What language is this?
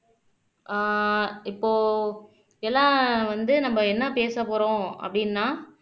Tamil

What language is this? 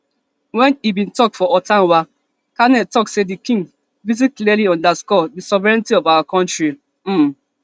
Nigerian Pidgin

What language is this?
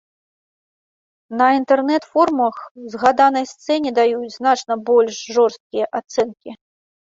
Belarusian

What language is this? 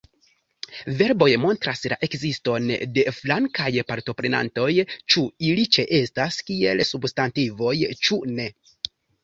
Esperanto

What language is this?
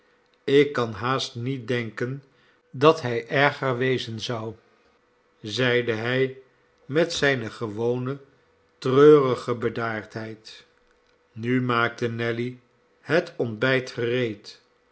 Dutch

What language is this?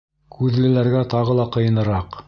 Bashkir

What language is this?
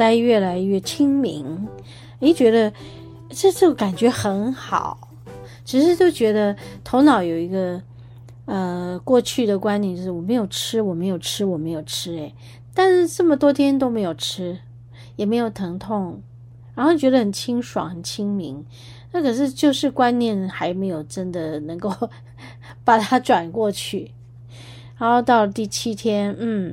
Chinese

